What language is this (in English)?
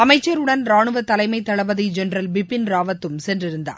Tamil